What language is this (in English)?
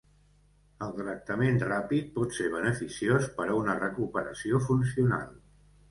Catalan